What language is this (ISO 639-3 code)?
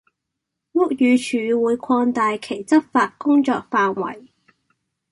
yue